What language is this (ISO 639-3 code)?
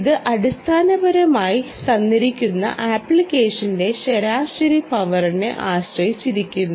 mal